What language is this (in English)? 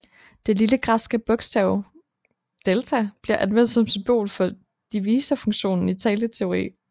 Danish